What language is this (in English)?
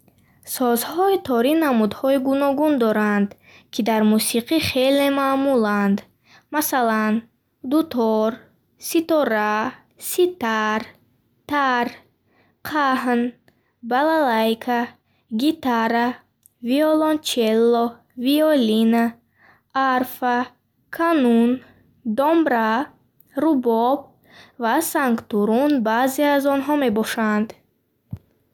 Bukharic